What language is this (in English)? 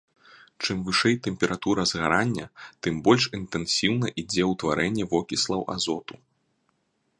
Belarusian